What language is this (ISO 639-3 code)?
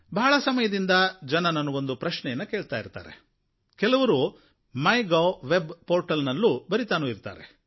kan